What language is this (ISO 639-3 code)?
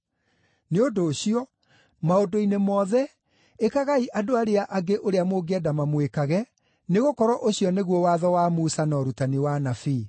kik